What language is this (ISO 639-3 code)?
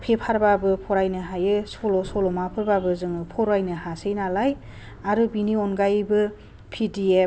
brx